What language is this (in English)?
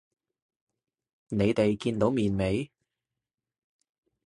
Cantonese